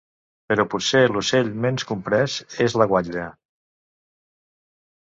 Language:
Catalan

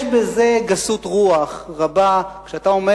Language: Hebrew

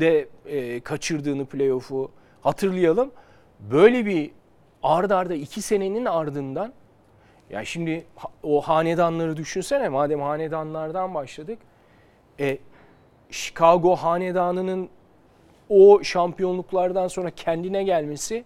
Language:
Turkish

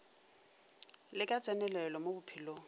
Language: Northern Sotho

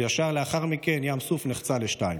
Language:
Hebrew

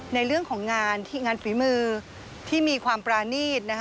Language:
Thai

